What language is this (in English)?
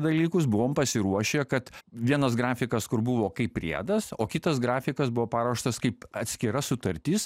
Lithuanian